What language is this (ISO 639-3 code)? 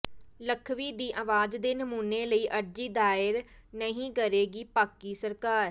pan